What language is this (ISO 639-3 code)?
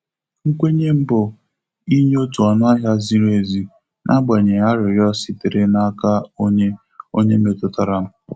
ibo